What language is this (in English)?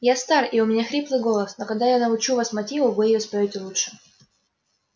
Russian